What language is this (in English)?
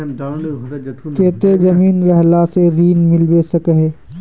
Magahi